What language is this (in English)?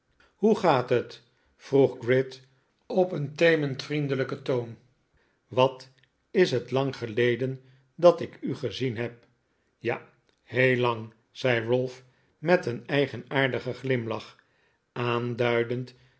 Dutch